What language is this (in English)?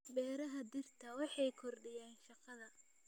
Somali